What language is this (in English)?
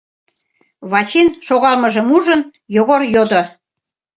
Mari